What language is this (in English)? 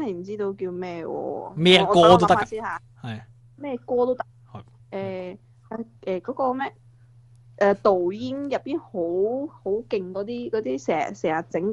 Chinese